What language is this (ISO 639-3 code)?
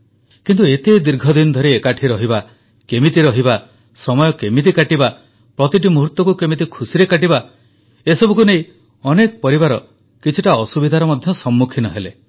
ori